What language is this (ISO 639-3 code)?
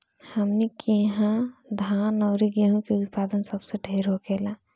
bho